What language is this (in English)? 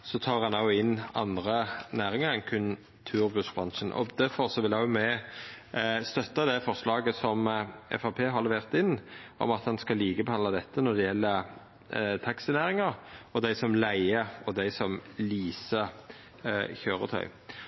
Norwegian Nynorsk